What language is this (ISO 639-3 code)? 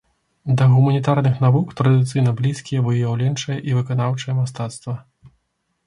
bel